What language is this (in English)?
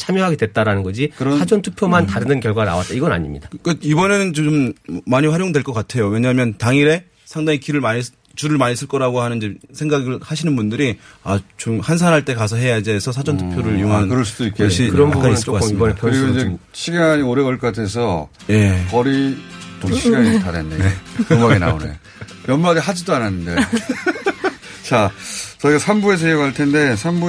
Korean